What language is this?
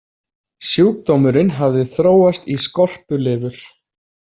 Icelandic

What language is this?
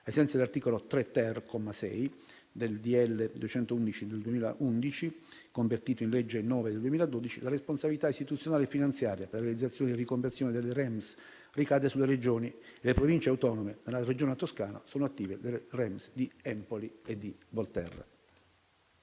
Italian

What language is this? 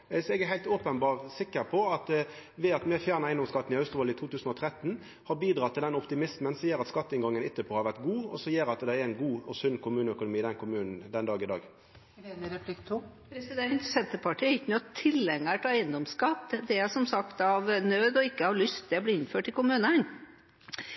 Norwegian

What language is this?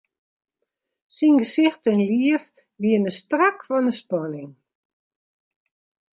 Western Frisian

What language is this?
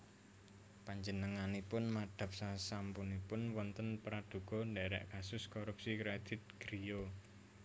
Javanese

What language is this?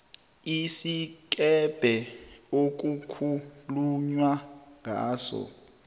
South Ndebele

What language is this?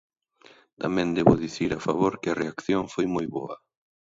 Galician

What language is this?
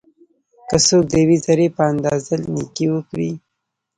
Pashto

